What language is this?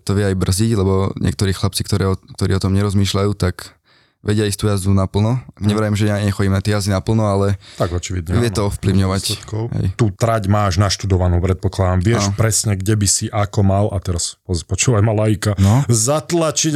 Slovak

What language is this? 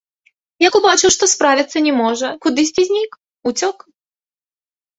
Belarusian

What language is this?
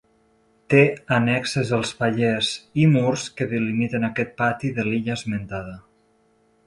Catalan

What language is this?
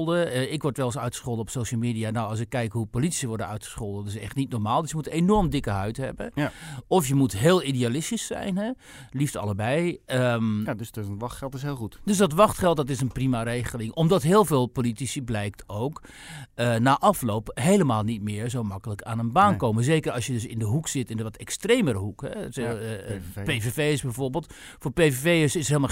Dutch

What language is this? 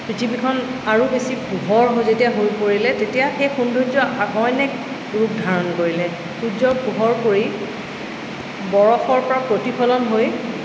Assamese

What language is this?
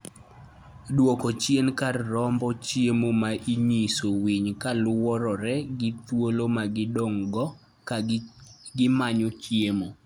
Luo (Kenya and Tanzania)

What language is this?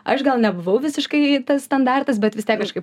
Lithuanian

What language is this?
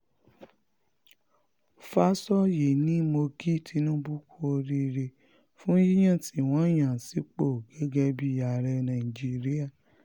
Yoruba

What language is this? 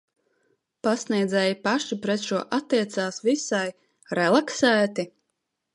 Latvian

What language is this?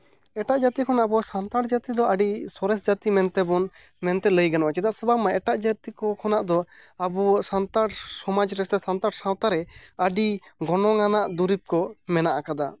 Santali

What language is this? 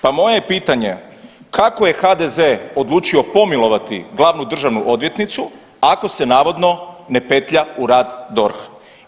Croatian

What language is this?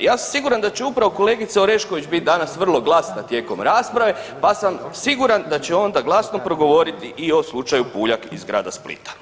Croatian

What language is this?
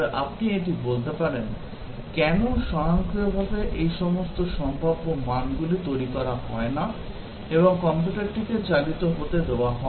Bangla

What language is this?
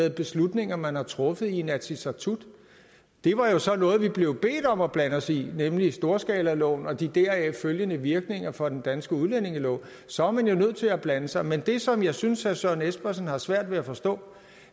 Danish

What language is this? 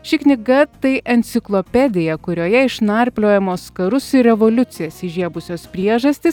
Lithuanian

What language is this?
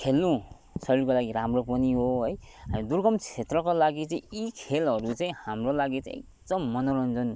Nepali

